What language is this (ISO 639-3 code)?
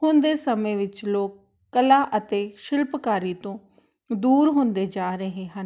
pan